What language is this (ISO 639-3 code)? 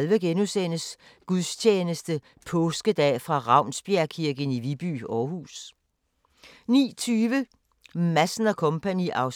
dan